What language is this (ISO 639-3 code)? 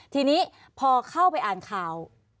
tha